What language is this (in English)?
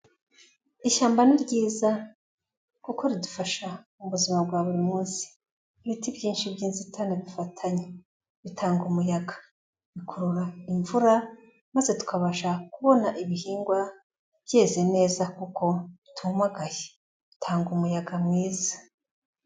Kinyarwanda